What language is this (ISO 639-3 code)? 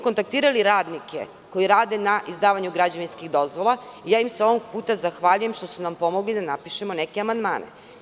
srp